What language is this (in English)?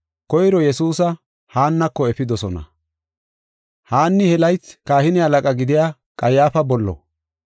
Gofa